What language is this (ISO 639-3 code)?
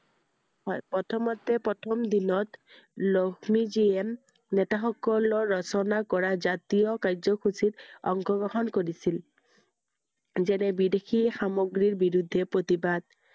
asm